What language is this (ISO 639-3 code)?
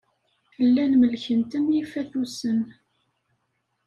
kab